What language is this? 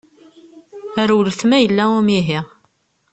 Kabyle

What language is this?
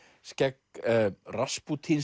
Icelandic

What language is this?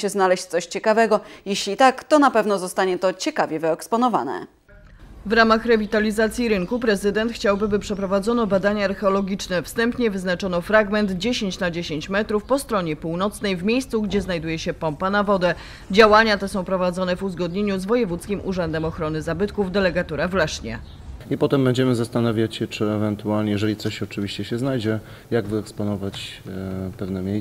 Polish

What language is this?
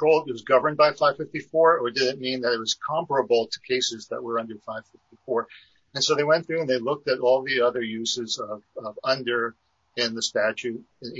English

